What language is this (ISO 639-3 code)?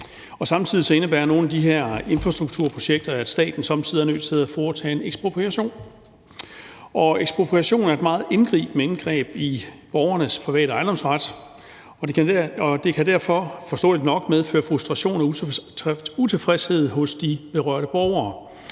dan